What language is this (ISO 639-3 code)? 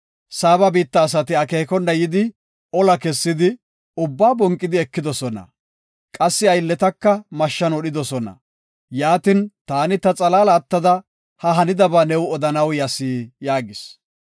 gof